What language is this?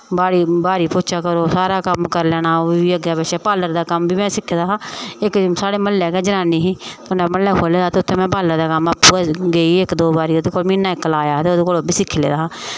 Dogri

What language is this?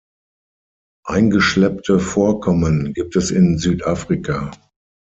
German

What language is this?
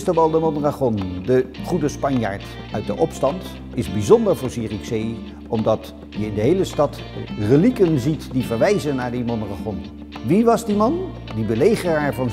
Dutch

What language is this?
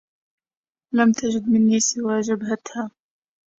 Arabic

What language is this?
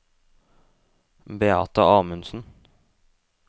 Norwegian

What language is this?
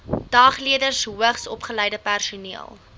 Afrikaans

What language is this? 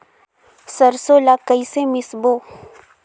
Chhattisgarhi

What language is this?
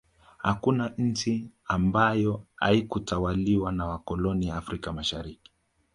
Swahili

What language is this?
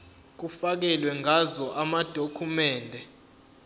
Zulu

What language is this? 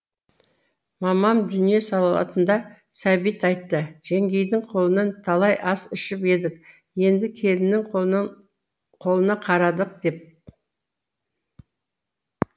Kazakh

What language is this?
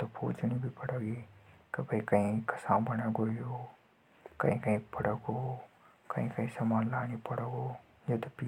Hadothi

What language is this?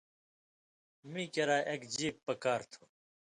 Indus Kohistani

